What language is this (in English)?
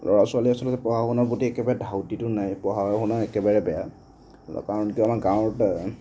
Assamese